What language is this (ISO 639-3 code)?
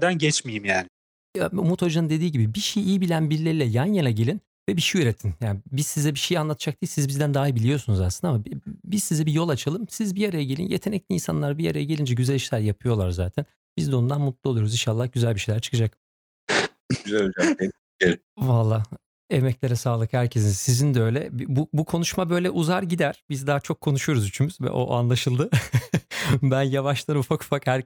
tur